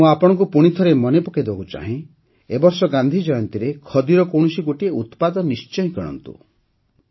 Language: Odia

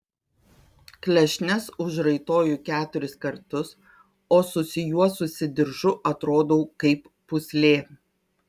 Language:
Lithuanian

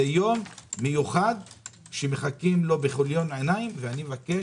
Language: Hebrew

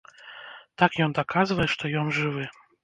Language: Belarusian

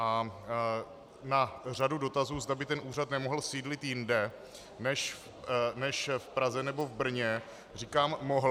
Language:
Czech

